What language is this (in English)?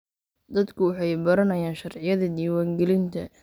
Somali